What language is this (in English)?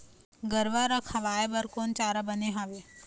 Chhattisgarhi